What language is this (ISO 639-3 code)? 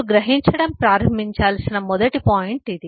tel